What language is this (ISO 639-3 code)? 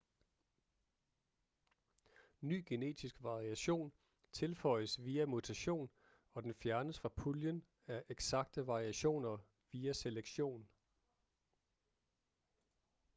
dan